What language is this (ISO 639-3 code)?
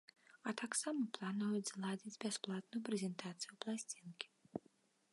bel